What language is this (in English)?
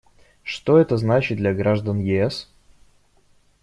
Russian